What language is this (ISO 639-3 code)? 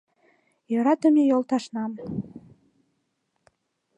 chm